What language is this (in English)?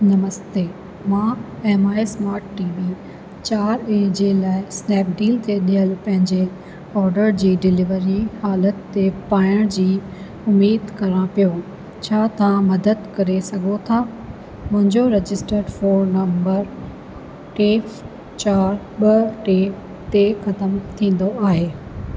Sindhi